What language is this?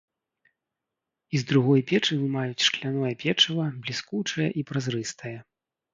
Belarusian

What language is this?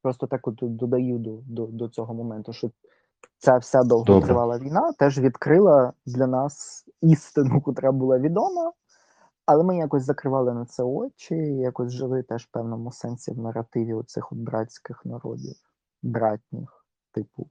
Ukrainian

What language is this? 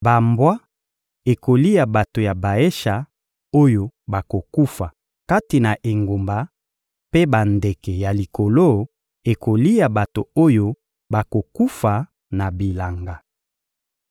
Lingala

